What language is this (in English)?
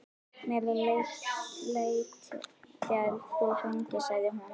Icelandic